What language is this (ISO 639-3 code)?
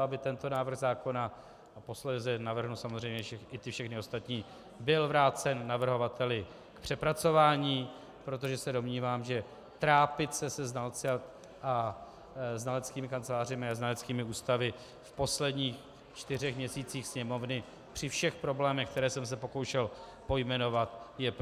ces